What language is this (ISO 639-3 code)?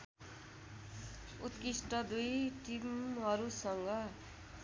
nep